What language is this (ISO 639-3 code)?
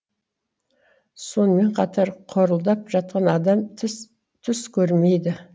kaz